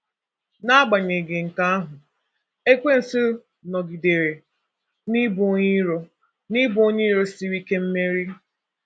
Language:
Igbo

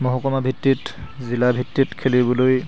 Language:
Assamese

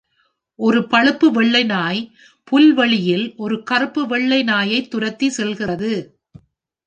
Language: Tamil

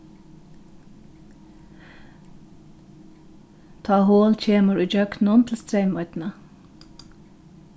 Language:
Faroese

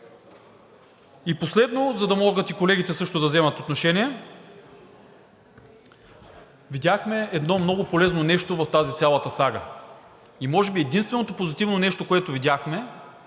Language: Bulgarian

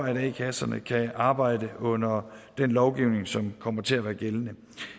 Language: Danish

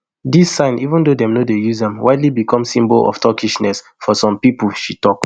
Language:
Nigerian Pidgin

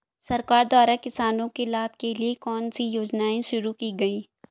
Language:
Hindi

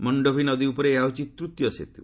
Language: Odia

